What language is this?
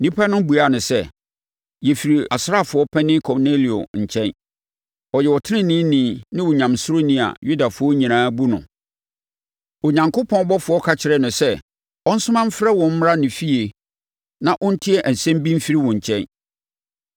Akan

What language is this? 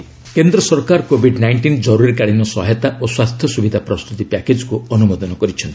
Odia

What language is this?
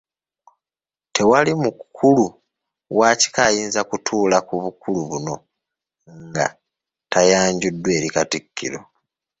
Ganda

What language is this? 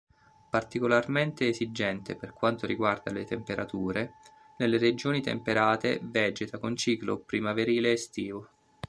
Italian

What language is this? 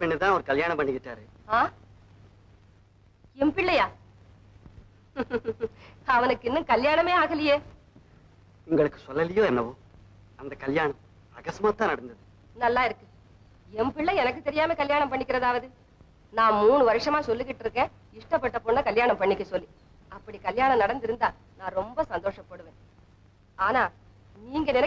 Indonesian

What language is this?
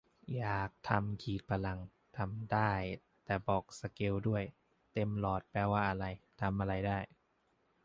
Thai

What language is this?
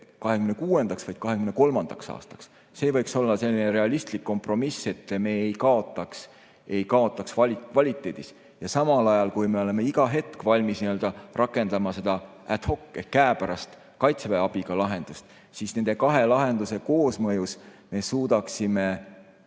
Estonian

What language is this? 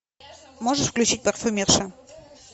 Russian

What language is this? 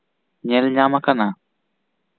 Santali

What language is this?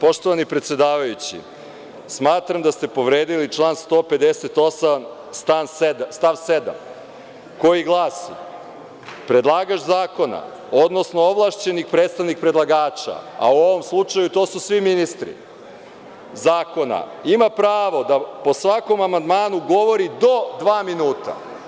Serbian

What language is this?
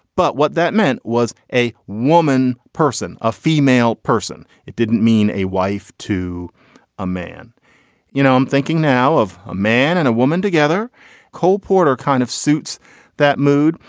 English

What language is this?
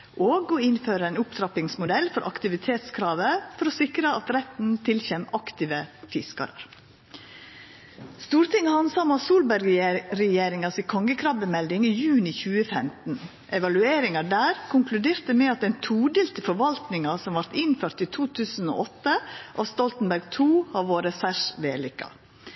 Norwegian Nynorsk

